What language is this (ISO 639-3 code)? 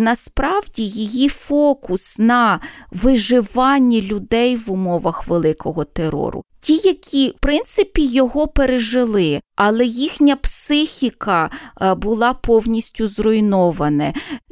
ukr